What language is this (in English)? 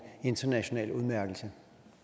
Danish